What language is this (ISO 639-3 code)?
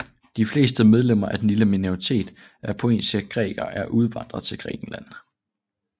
dan